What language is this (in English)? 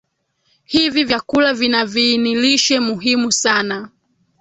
Swahili